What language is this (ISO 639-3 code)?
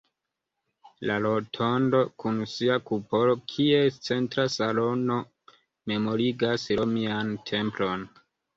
epo